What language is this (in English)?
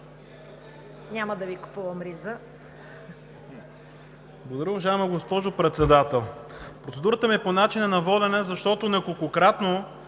Bulgarian